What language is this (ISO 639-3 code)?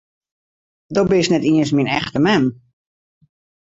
fry